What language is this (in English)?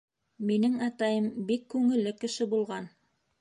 Bashkir